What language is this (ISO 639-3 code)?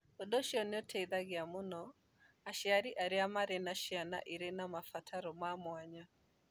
kik